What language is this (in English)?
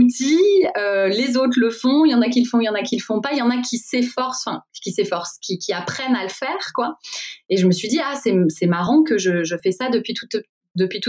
French